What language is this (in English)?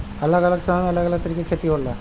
Bhojpuri